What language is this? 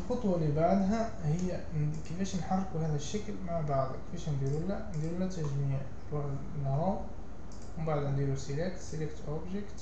Arabic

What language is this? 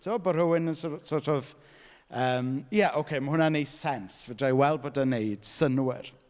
Welsh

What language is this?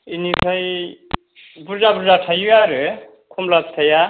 Bodo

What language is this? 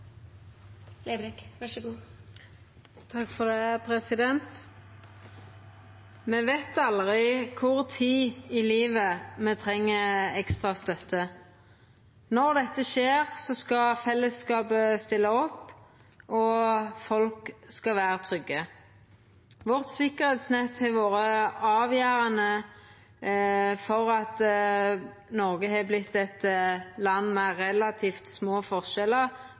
Norwegian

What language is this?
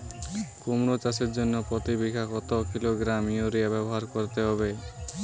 Bangla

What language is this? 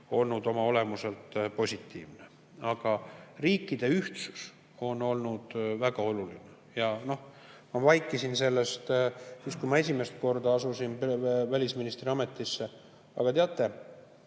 Estonian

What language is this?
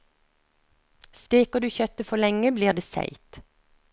Norwegian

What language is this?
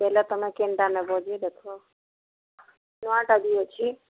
Odia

